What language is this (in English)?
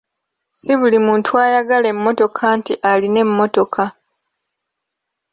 Ganda